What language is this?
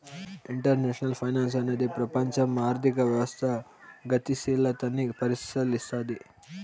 Telugu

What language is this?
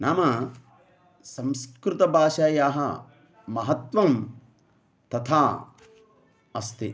Sanskrit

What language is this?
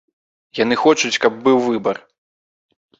Belarusian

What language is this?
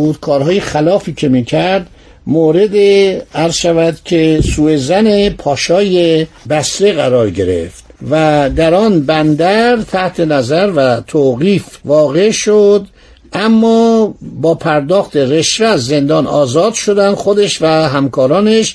Persian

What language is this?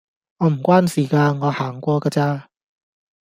Cantonese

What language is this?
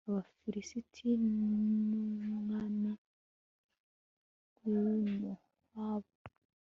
Kinyarwanda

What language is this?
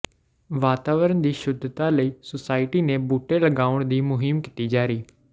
Punjabi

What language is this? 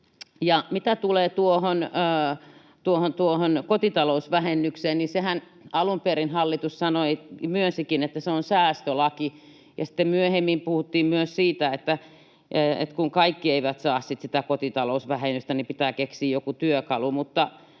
Finnish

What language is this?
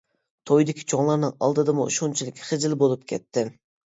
Uyghur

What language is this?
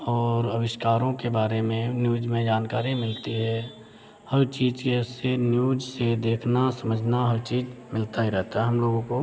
Hindi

